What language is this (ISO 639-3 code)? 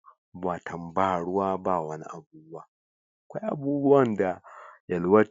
hau